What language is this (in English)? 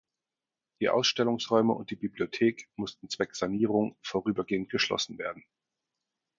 German